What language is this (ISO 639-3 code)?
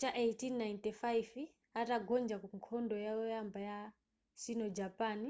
nya